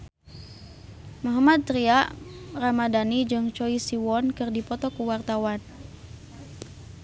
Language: Sundanese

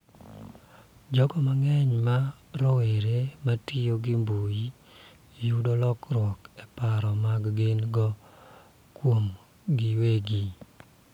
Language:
Luo (Kenya and Tanzania)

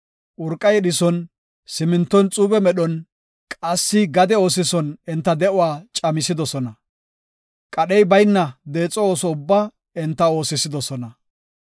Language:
Gofa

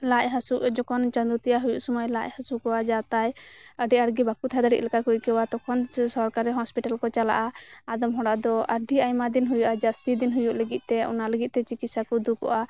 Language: Santali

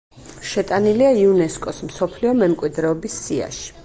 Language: Georgian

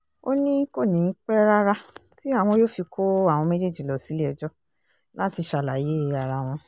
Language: Yoruba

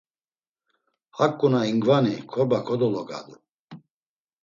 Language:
Laz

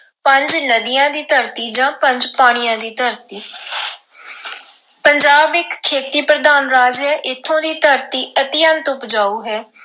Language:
Punjabi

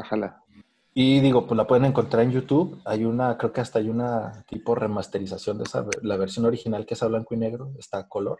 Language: Spanish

